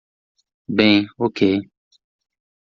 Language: Portuguese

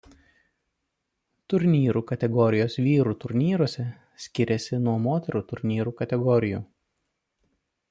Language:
Lithuanian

